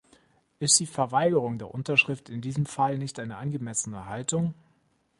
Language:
German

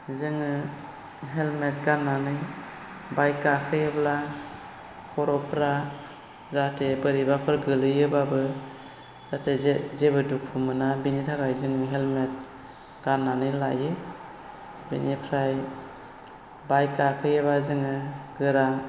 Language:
Bodo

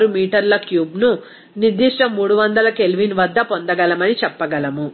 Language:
Telugu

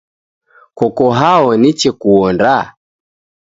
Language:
Taita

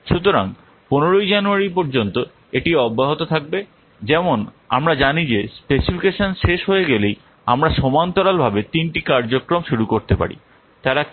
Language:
Bangla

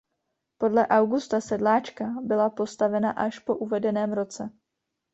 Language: Czech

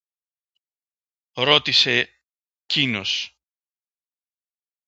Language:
Greek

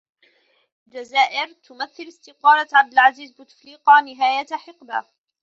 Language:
Arabic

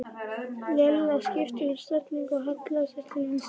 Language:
Icelandic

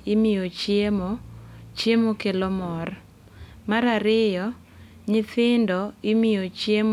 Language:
Luo (Kenya and Tanzania)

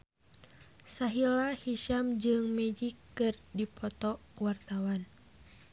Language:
Sundanese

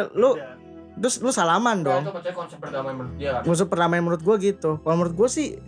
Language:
Indonesian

